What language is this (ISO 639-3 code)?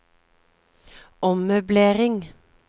nor